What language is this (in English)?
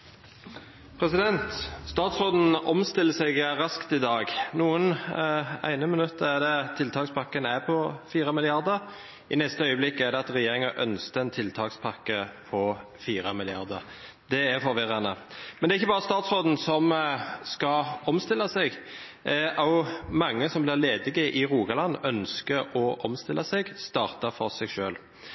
Norwegian